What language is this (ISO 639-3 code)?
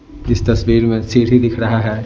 hin